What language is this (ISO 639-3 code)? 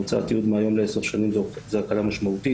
heb